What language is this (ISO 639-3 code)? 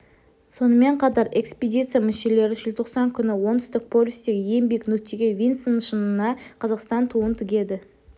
kaz